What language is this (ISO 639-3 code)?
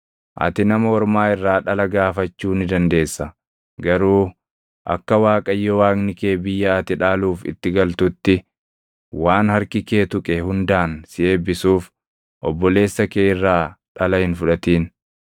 orm